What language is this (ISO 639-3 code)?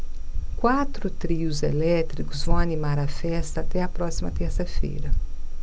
por